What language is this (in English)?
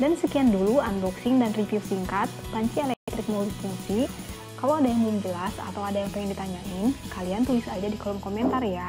Indonesian